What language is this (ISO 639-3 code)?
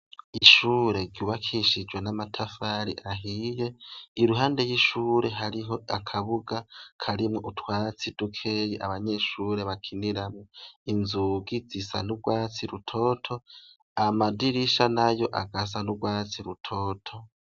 run